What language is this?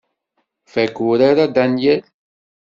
Kabyle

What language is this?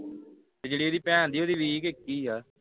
Punjabi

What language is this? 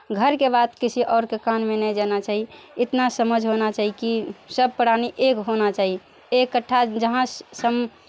Maithili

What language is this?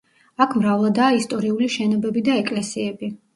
Georgian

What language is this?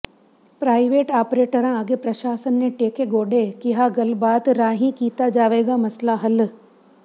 Punjabi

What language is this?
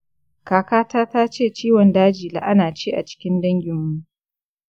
Hausa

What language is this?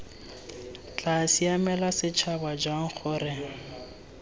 Tswana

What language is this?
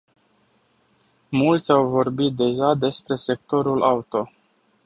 Romanian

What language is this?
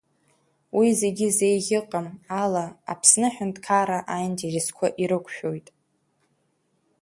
Abkhazian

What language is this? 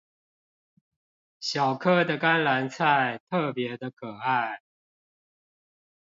Chinese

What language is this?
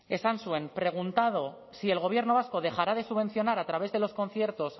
Spanish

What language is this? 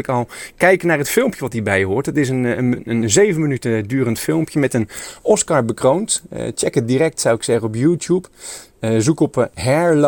Dutch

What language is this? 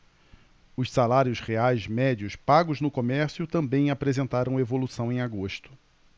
Portuguese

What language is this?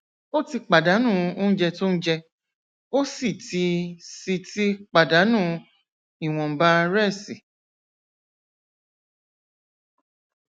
Yoruba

